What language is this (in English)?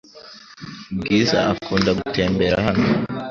Kinyarwanda